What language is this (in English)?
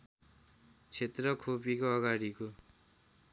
Nepali